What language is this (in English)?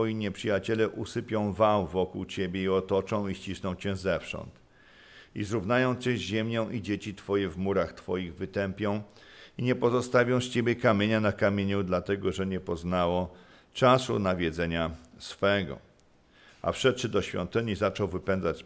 Polish